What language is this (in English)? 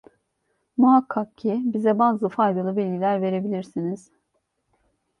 Turkish